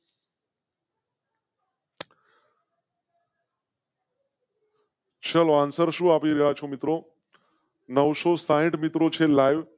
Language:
Gujarati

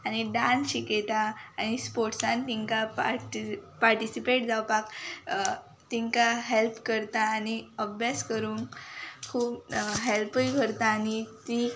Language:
Konkani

